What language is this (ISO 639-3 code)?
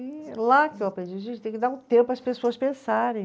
por